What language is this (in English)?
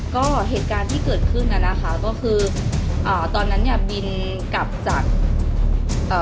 Thai